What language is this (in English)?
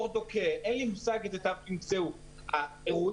Hebrew